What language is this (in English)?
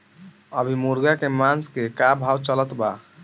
Bhojpuri